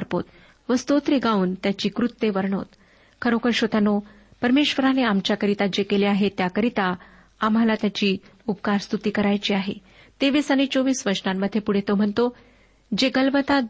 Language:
Marathi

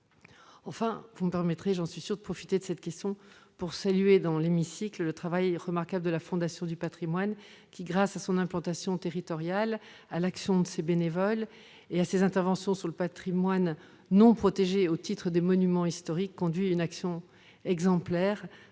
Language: French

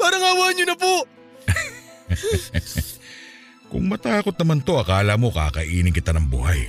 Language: Filipino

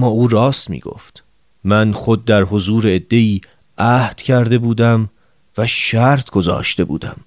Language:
Persian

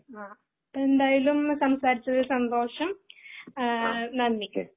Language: Malayalam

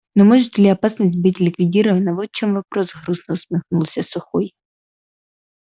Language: Russian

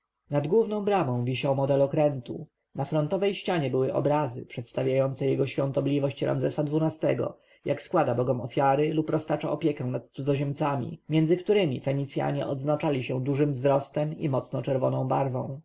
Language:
Polish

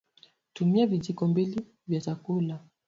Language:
Swahili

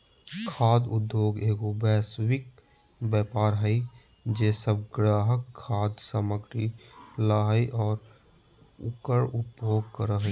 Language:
Magahi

